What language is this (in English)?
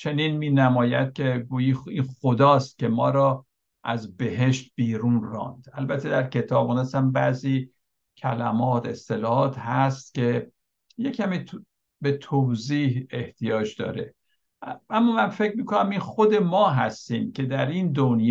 Persian